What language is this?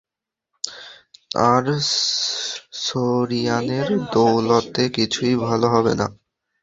Bangla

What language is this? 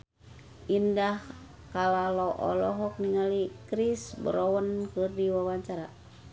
Sundanese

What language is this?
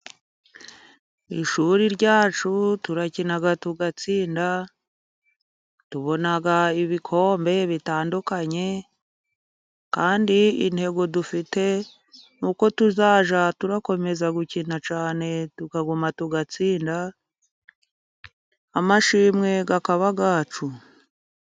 Kinyarwanda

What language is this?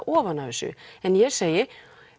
Icelandic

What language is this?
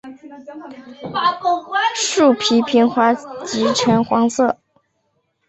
Chinese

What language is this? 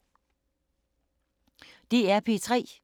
Danish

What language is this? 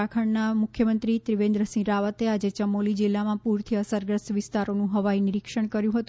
Gujarati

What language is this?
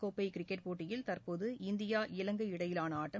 Tamil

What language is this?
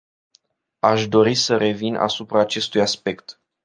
Romanian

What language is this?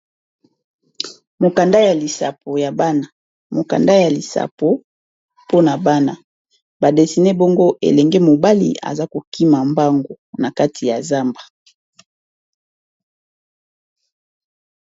Lingala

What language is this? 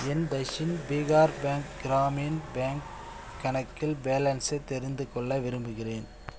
Tamil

